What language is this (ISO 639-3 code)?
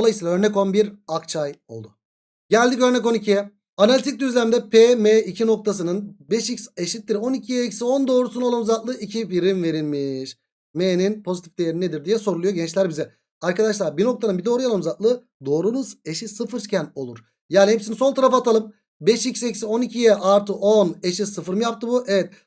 tur